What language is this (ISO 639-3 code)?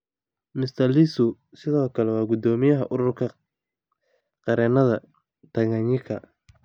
som